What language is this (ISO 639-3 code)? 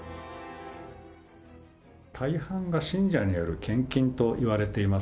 jpn